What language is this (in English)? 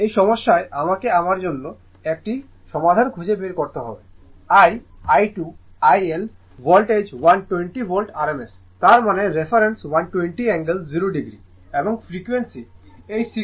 Bangla